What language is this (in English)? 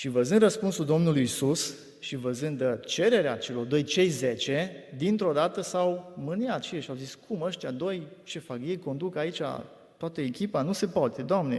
Romanian